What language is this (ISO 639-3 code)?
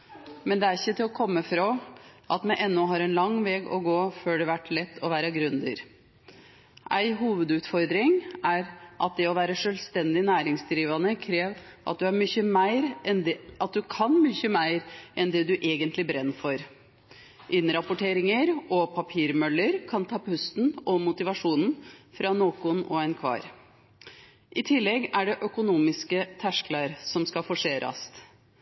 nno